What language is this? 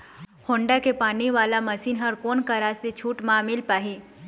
Chhattisgarhi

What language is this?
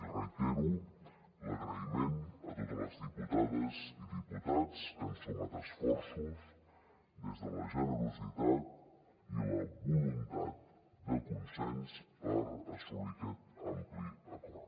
Catalan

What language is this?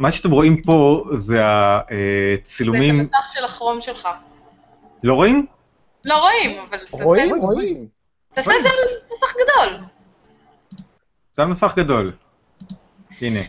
Hebrew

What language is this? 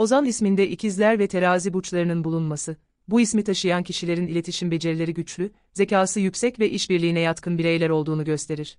Turkish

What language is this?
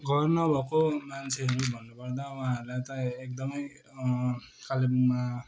Nepali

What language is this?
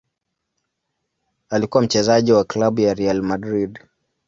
Swahili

